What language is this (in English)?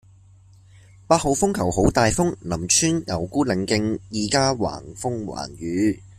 Cantonese